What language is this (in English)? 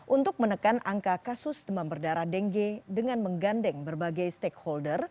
Indonesian